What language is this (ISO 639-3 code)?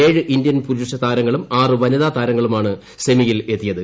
mal